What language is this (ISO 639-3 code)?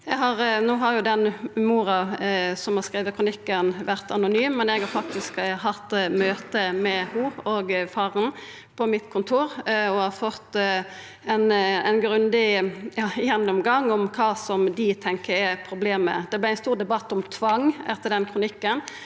nor